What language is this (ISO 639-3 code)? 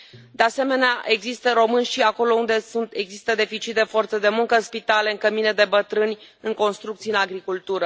ron